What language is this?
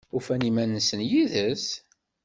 Kabyle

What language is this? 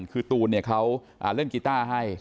Thai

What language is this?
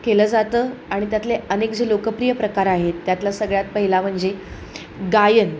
Marathi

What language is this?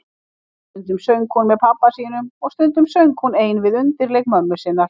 Icelandic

